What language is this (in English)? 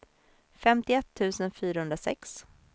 Swedish